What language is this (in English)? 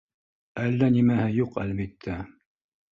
Bashkir